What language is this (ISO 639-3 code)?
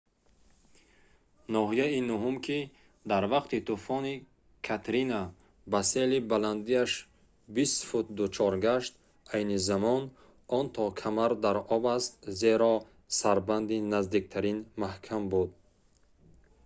tgk